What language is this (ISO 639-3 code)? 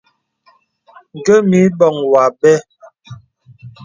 beb